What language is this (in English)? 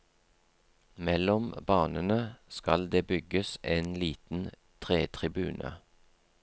Norwegian